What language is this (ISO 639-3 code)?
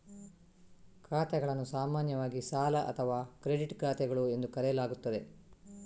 kan